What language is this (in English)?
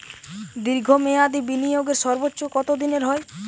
Bangla